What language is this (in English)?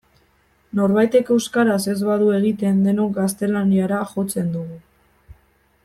Basque